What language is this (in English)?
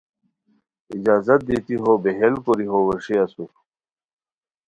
Khowar